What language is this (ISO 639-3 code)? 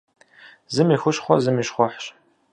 kbd